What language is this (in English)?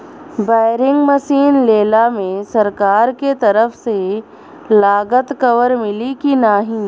Bhojpuri